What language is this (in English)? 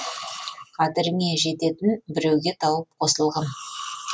Kazakh